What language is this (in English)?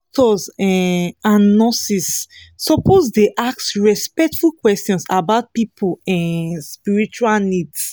Nigerian Pidgin